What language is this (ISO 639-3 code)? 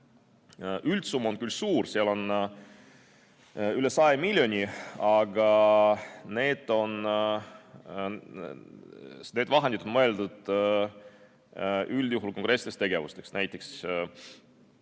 est